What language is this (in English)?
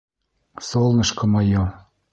Bashkir